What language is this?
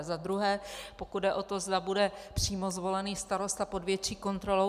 Czech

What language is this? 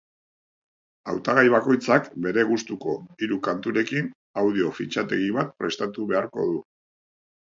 Basque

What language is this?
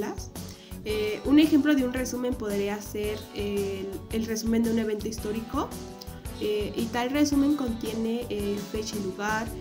Spanish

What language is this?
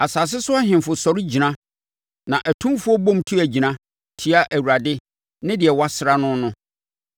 Akan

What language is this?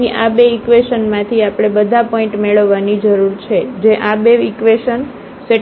Gujarati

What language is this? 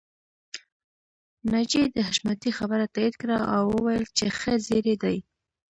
Pashto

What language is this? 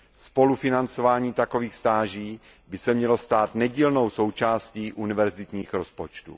Czech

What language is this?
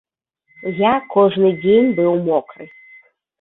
Belarusian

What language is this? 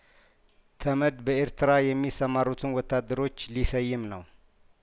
Amharic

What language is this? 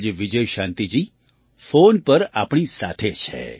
Gujarati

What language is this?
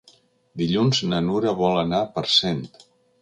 Catalan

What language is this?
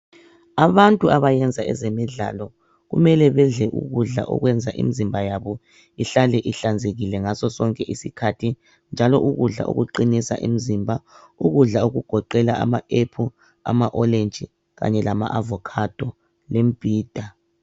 North Ndebele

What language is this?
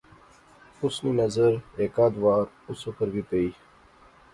Pahari-Potwari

